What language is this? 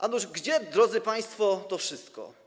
Polish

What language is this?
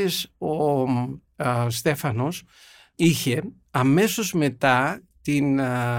Greek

